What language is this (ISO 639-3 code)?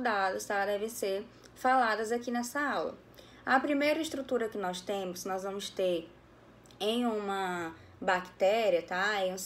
por